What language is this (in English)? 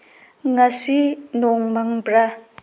Manipuri